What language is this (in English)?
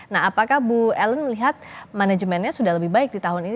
Indonesian